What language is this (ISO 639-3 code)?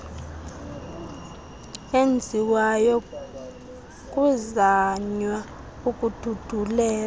xho